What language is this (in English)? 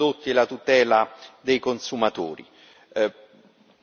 Italian